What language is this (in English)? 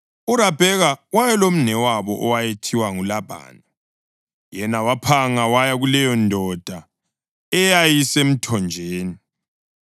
North Ndebele